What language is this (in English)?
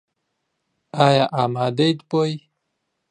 Central Kurdish